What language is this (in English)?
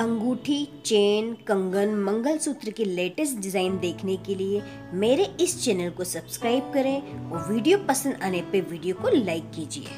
Hindi